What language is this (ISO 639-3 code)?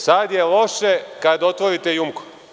srp